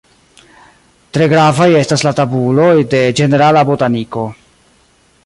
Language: Esperanto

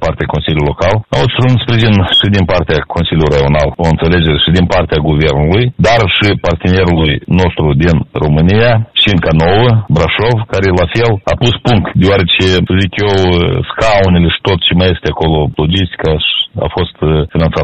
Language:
Romanian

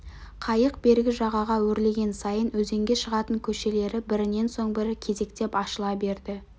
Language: Kazakh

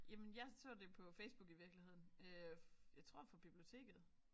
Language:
Danish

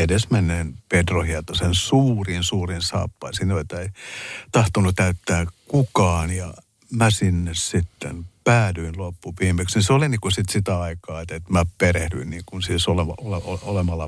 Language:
Finnish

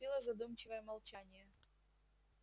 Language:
Russian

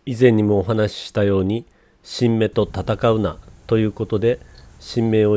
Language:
Japanese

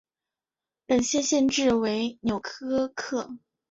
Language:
Chinese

